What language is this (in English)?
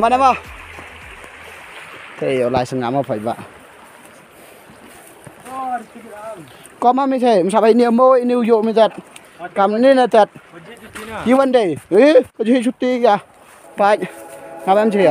Thai